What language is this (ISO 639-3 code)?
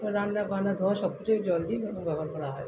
ben